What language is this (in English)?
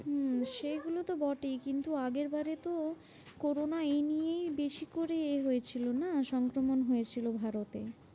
Bangla